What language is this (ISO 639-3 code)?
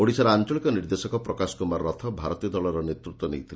ori